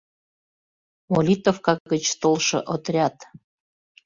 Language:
Mari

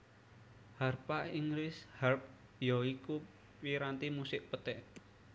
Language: Javanese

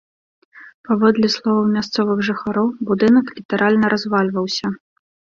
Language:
Belarusian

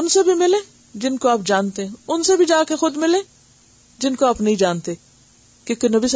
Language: Urdu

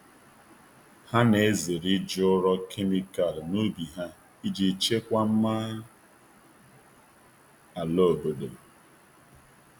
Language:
Igbo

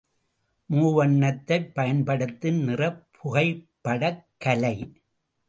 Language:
Tamil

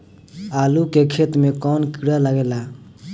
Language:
Bhojpuri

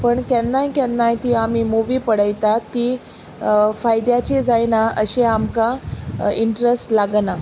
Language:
Konkani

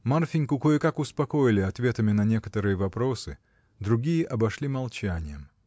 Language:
Russian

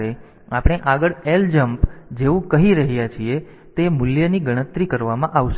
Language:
Gujarati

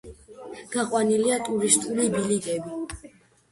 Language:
Georgian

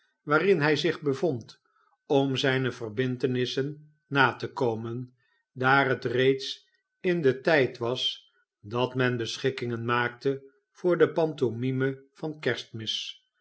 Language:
Dutch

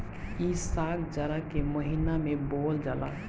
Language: Bhojpuri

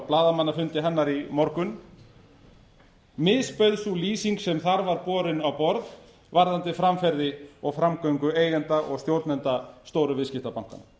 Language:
Icelandic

